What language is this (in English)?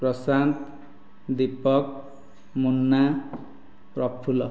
Odia